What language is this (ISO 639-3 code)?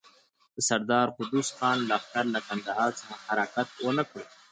pus